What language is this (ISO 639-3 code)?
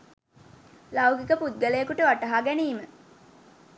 sin